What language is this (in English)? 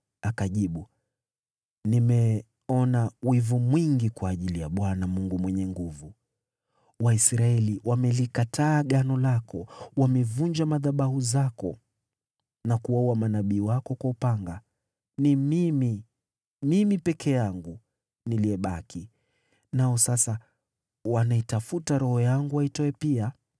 Swahili